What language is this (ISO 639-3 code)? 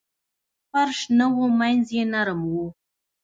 pus